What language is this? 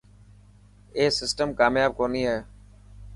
Dhatki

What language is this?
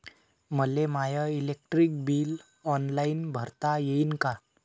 Marathi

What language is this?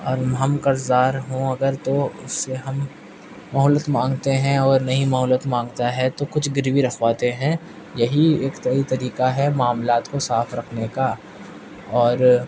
Urdu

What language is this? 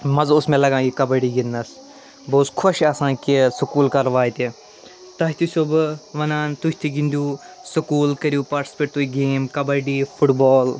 Kashmiri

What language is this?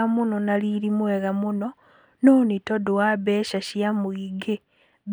Kikuyu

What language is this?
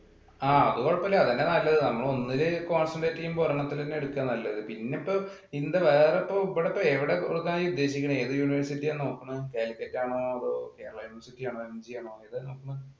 Malayalam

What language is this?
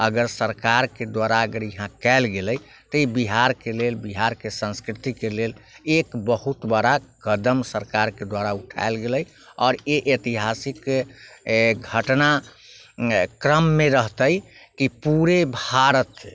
Maithili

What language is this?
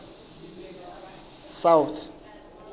Southern Sotho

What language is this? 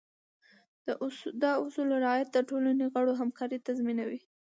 Pashto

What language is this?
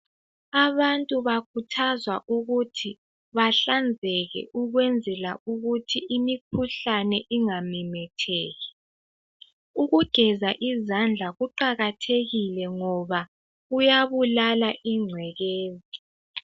North Ndebele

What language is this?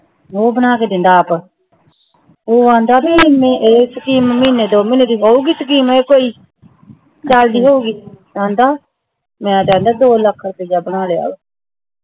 Punjabi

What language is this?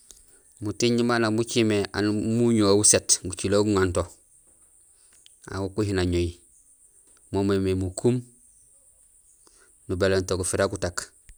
Gusilay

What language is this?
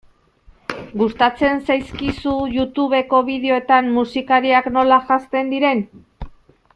Basque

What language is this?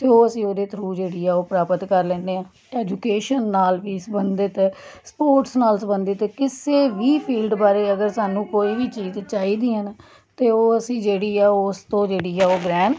Punjabi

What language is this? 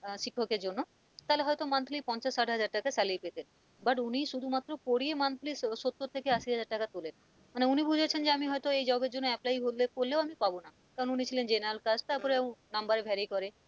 Bangla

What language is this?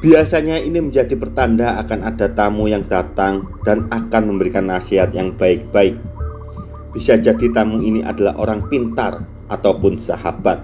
Indonesian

